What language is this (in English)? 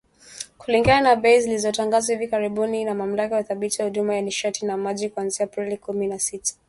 Swahili